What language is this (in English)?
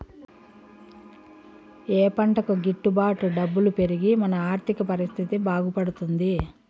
Telugu